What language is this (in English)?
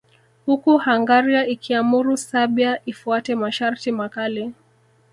Swahili